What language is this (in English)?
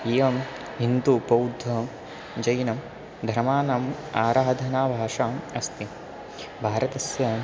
Sanskrit